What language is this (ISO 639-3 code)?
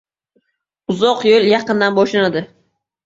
uzb